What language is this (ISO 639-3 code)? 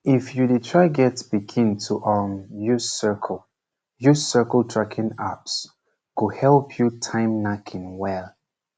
pcm